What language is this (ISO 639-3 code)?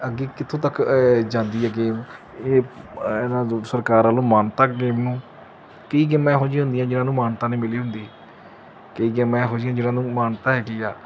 pan